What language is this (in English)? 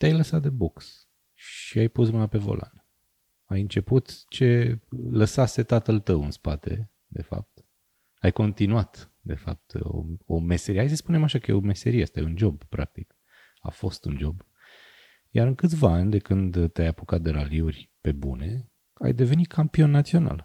Romanian